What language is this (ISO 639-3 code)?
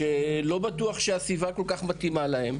heb